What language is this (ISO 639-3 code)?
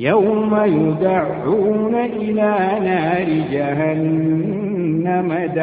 ara